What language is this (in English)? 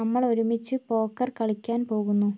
Malayalam